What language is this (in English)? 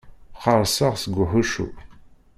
Kabyle